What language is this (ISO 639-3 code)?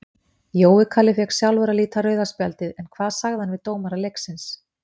isl